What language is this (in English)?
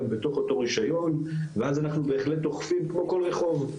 Hebrew